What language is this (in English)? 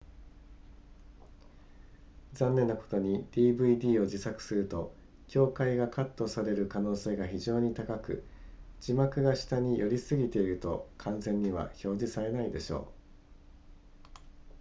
Japanese